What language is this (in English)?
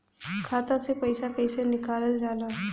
Bhojpuri